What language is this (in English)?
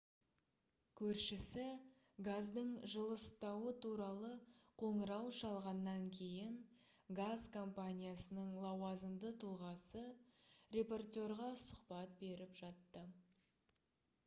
Kazakh